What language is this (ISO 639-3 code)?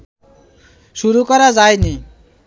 ben